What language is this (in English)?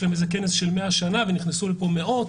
Hebrew